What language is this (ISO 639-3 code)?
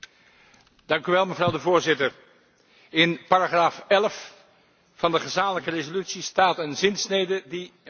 nld